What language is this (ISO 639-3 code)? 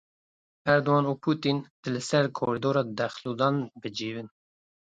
kur